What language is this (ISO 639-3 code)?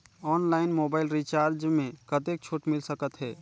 hne